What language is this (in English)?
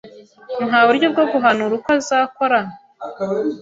Kinyarwanda